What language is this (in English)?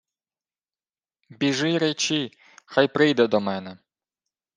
Ukrainian